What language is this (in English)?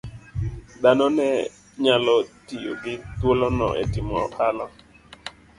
Luo (Kenya and Tanzania)